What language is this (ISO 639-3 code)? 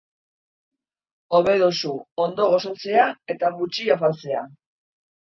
eus